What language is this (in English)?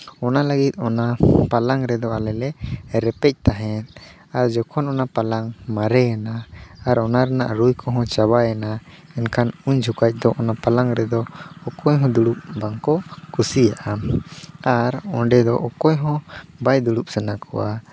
Santali